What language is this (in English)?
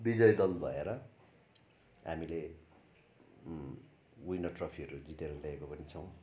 Nepali